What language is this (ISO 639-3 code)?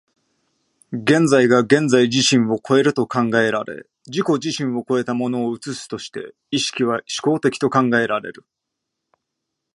jpn